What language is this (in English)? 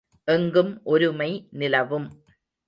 Tamil